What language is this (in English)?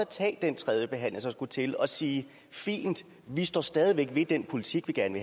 Danish